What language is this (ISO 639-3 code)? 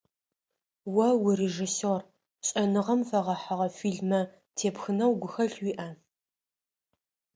ady